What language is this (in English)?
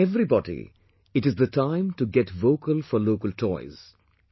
English